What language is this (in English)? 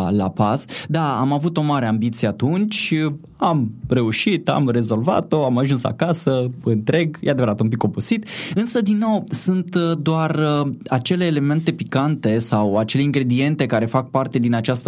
Romanian